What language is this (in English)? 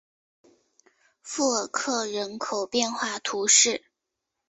Chinese